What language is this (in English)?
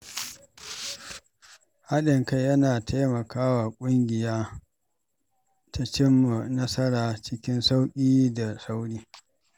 Hausa